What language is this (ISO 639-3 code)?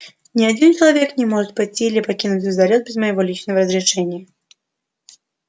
rus